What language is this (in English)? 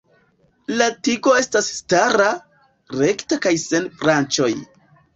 Esperanto